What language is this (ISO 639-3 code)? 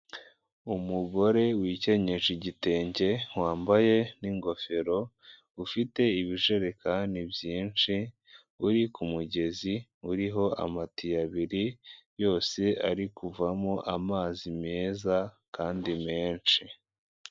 kin